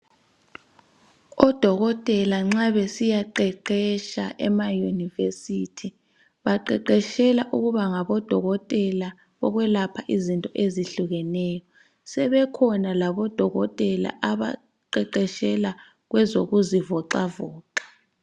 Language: North Ndebele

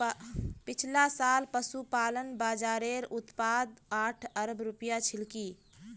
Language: Magahi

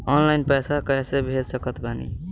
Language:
Bhojpuri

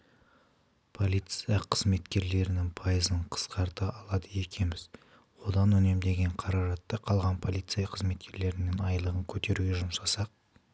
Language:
Kazakh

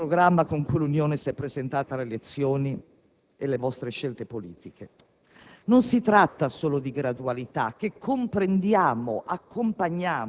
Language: Italian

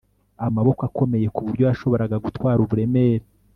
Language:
Kinyarwanda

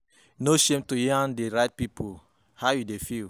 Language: Nigerian Pidgin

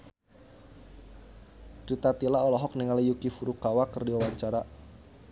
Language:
Sundanese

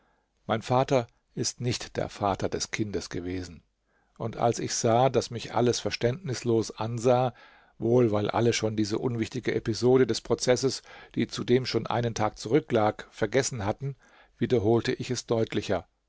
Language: German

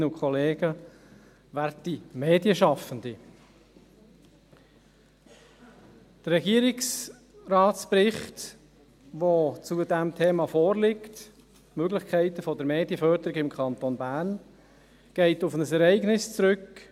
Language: Swiss German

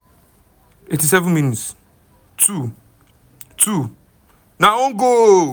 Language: Nigerian Pidgin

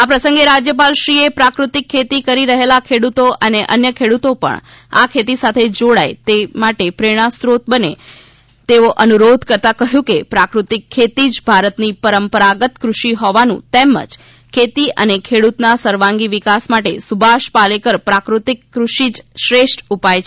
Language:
Gujarati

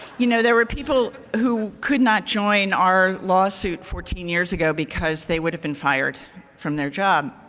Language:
English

